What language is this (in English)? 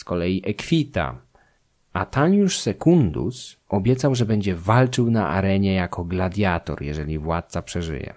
Polish